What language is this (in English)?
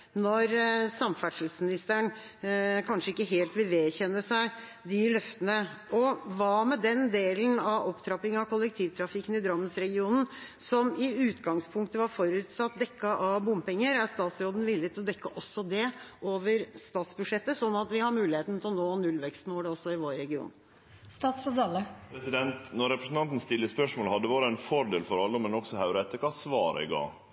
Norwegian